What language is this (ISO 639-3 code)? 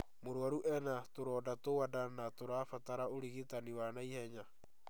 kik